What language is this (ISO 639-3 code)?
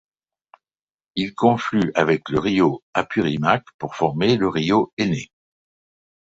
fra